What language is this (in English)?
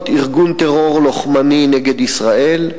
Hebrew